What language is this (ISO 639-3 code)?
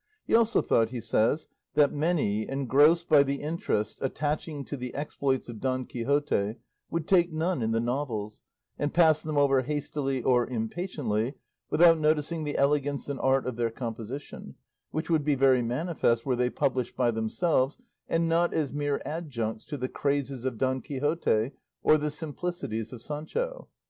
eng